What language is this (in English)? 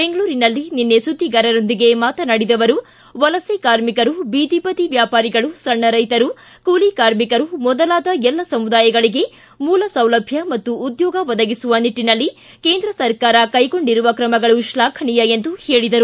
Kannada